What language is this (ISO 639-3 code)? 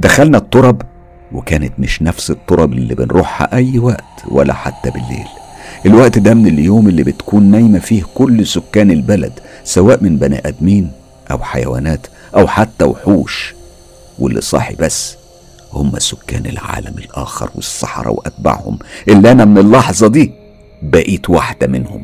ara